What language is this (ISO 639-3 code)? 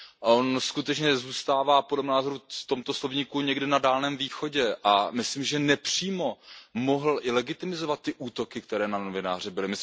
ces